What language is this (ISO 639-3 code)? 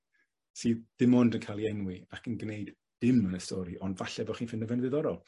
cym